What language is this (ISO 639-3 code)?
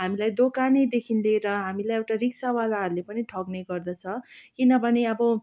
nep